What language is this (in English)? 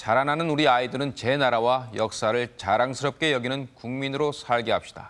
Korean